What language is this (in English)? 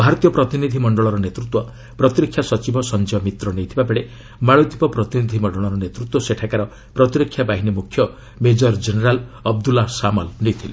Odia